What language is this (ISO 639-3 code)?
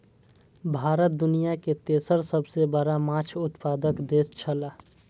mai